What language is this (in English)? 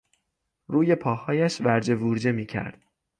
Persian